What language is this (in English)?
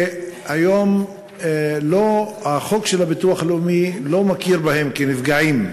Hebrew